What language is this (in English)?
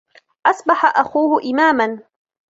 Arabic